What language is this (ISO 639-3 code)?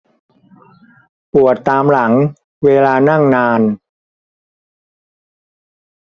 tha